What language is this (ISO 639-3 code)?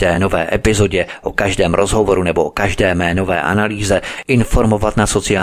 ces